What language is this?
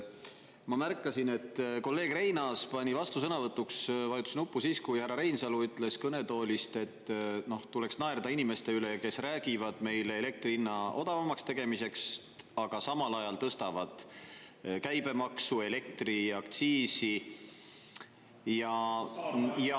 Estonian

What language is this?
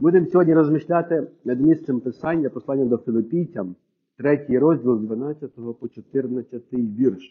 Ukrainian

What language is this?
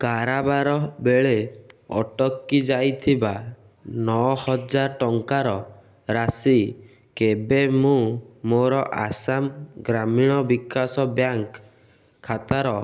Odia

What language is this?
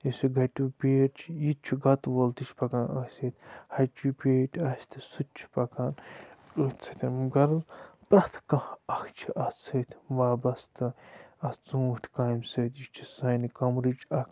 Kashmiri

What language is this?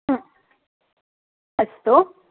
Sanskrit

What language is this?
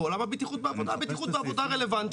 Hebrew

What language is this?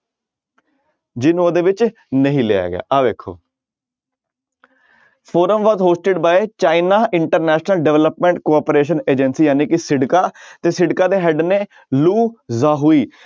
Punjabi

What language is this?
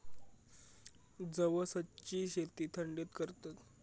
Marathi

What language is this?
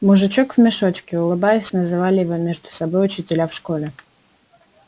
Russian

